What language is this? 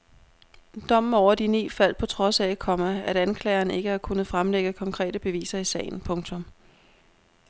Danish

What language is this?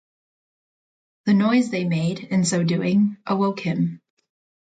English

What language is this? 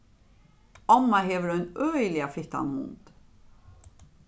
Faroese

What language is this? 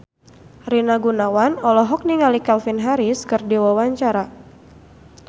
Sundanese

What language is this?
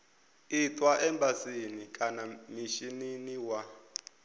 Venda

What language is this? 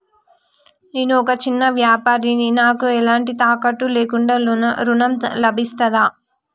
Telugu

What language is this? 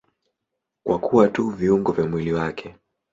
Swahili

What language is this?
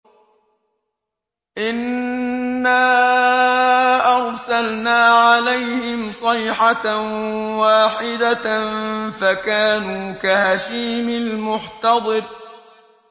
Arabic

